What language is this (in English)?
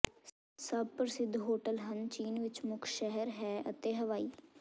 Punjabi